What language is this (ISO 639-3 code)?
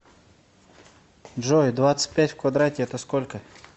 rus